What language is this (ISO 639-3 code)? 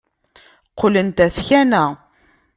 kab